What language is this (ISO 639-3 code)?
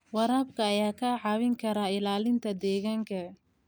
som